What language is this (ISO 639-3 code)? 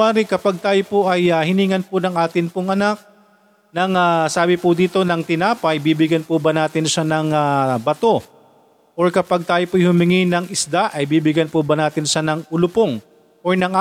fil